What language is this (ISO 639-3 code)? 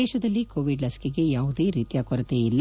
kan